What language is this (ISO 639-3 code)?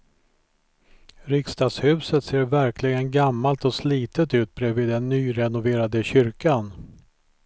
swe